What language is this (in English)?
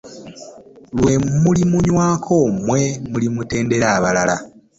Ganda